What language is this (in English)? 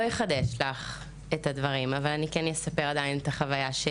Hebrew